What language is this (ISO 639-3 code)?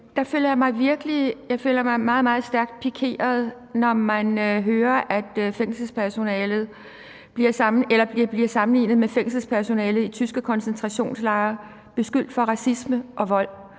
dan